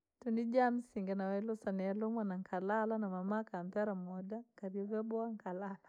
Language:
Langi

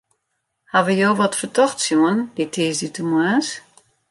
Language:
Western Frisian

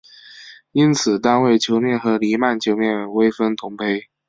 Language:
Chinese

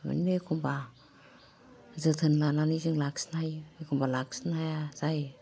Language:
Bodo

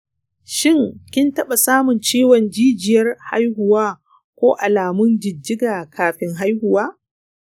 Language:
Hausa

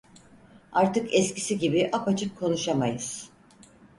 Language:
Turkish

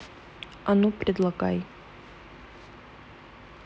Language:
Russian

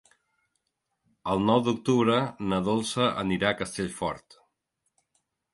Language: Catalan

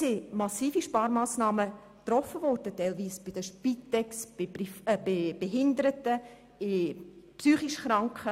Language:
Swiss German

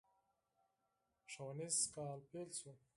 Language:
Pashto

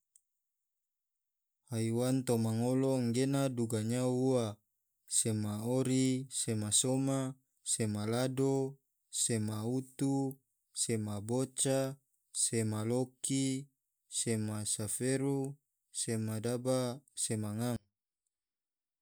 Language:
Tidore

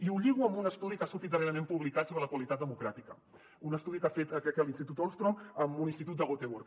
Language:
Catalan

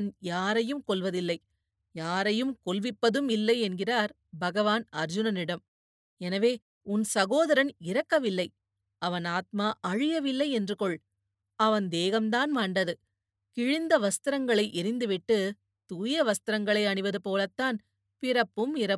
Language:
Tamil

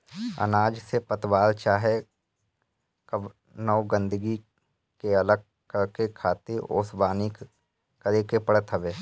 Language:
Bhojpuri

